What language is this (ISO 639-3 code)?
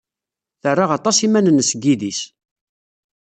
kab